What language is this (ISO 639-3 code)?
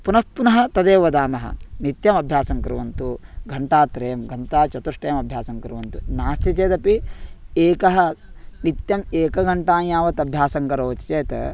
san